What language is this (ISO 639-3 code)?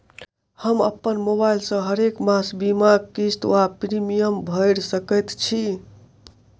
mai